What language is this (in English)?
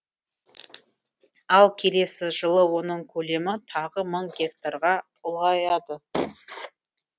Kazakh